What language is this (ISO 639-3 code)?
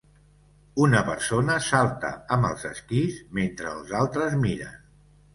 cat